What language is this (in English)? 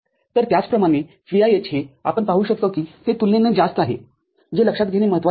Marathi